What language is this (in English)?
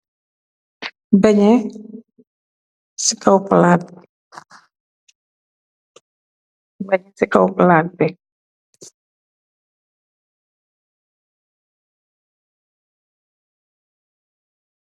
Wolof